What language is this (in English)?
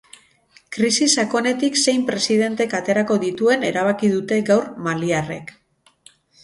Basque